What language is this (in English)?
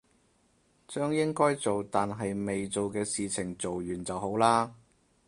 Cantonese